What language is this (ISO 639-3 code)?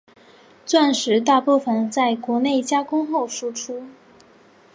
zho